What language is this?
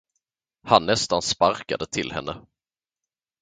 Swedish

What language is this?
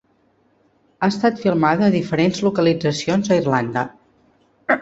Catalan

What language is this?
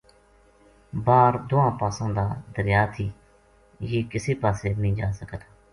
Gujari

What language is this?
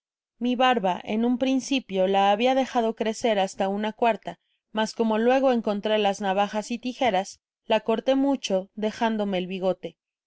Spanish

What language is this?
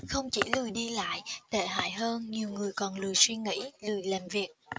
Vietnamese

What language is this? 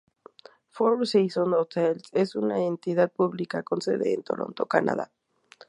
Spanish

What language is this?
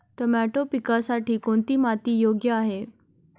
Marathi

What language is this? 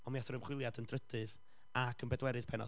Welsh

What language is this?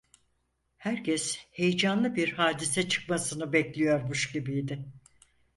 Turkish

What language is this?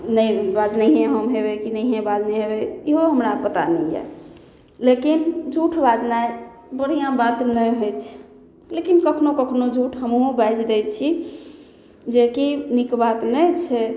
Maithili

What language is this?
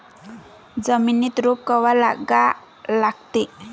Marathi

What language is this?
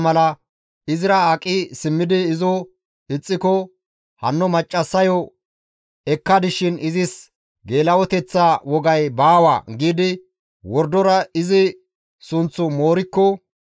Gamo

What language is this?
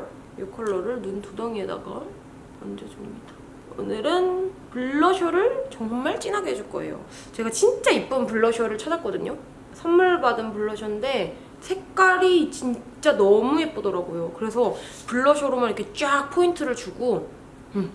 Korean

